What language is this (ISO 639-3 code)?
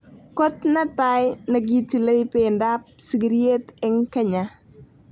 kln